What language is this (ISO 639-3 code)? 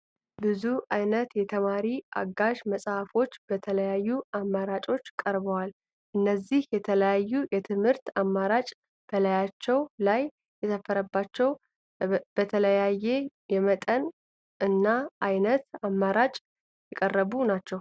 amh